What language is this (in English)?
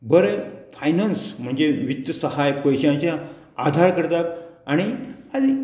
Konkani